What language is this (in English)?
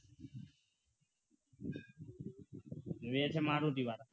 Gujarati